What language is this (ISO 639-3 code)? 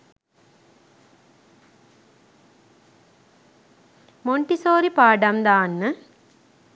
sin